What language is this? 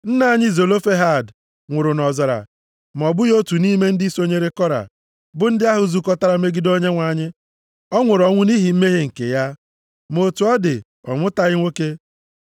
Igbo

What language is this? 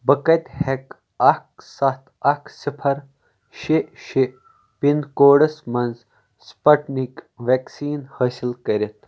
Kashmiri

